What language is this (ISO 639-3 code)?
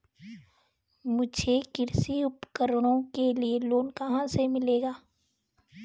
hin